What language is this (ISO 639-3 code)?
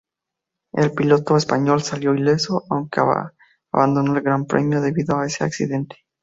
spa